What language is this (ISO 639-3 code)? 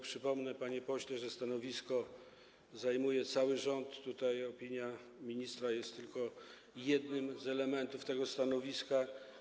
pol